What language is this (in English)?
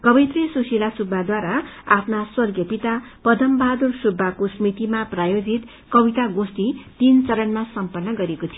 Nepali